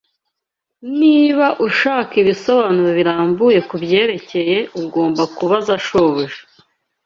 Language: Kinyarwanda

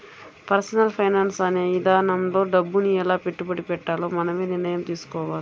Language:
Telugu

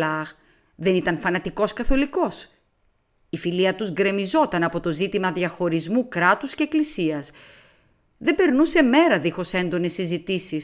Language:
Greek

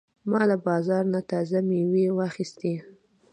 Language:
Pashto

